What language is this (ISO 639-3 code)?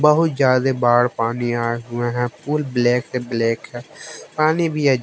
hin